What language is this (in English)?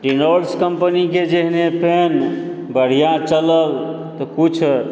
Maithili